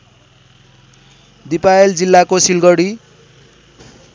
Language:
Nepali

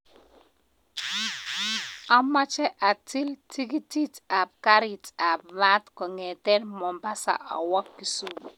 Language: Kalenjin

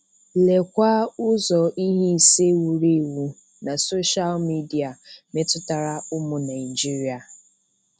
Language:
Igbo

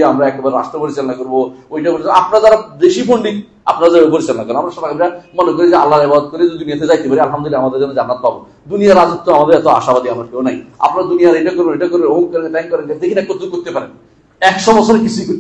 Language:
Arabic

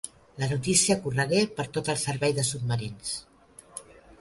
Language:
Catalan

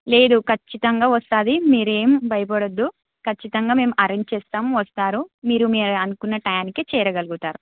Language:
Telugu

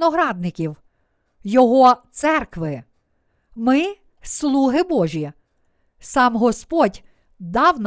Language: Ukrainian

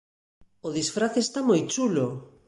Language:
Galician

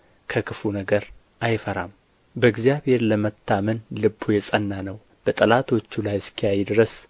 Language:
Amharic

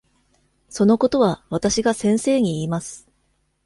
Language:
Japanese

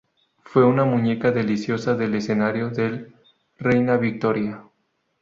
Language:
Spanish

